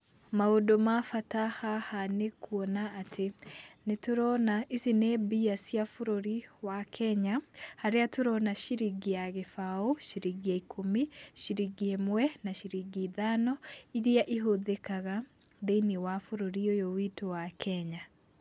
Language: Kikuyu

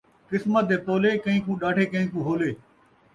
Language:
Saraiki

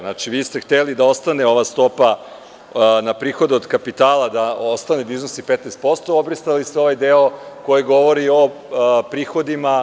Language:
Serbian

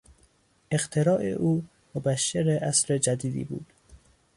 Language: Persian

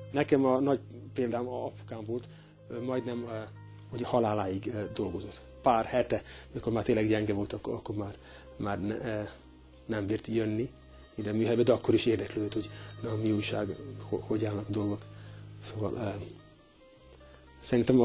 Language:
Hungarian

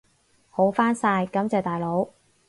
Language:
Cantonese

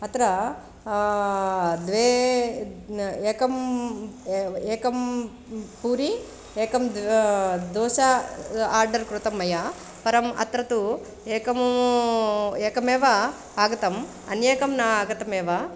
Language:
Sanskrit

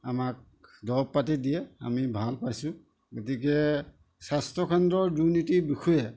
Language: Assamese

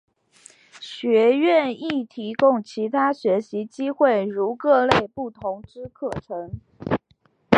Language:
Chinese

